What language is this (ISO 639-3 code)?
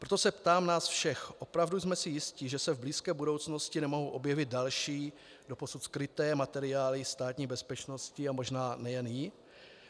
ces